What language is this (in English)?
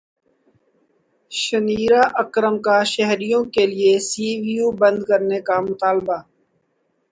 Urdu